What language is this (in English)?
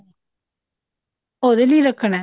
Punjabi